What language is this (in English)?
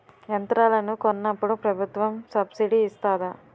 Telugu